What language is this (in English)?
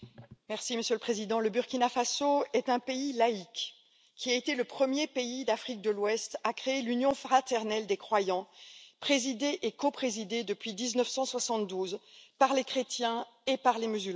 French